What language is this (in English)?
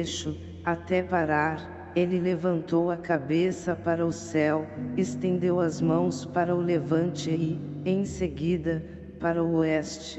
Portuguese